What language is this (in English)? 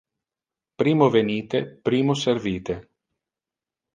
Interlingua